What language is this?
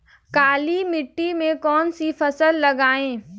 Hindi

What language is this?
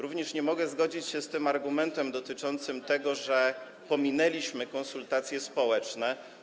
Polish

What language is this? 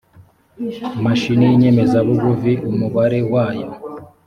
Kinyarwanda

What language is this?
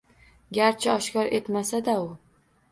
Uzbek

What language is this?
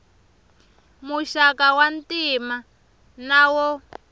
Tsonga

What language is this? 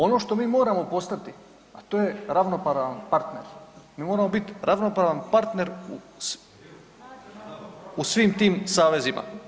Croatian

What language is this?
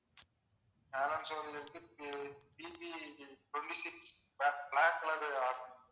Tamil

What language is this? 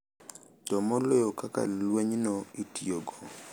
Luo (Kenya and Tanzania)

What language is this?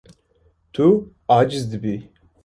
Kurdish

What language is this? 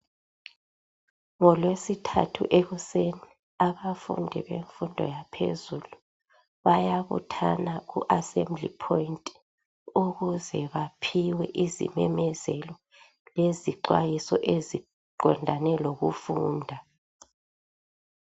North Ndebele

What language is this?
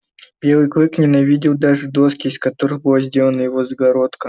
Russian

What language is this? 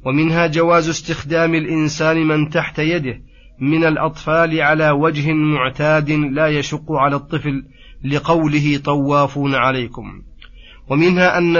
Arabic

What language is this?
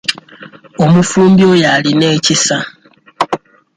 Ganda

